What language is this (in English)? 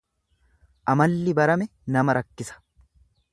Oromo